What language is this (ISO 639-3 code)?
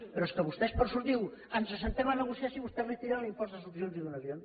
cat